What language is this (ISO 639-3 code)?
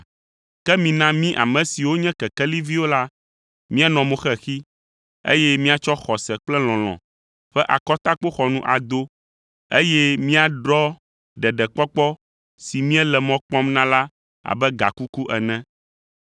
ewe